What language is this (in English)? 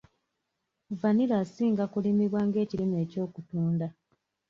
Ganda